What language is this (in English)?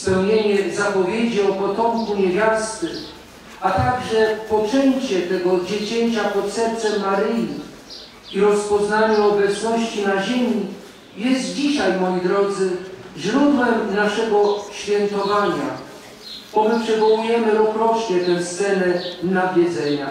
Polish